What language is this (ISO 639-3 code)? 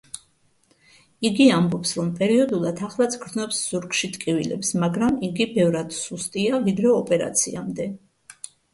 kat